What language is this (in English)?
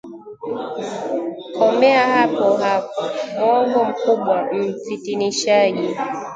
Swahili